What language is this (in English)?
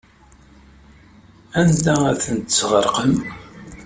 Kabyle